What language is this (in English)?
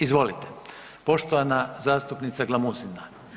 Croatian